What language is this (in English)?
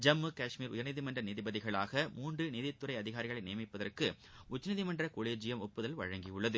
Tamil